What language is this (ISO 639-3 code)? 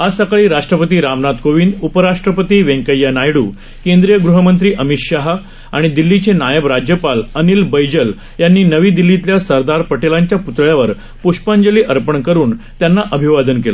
mar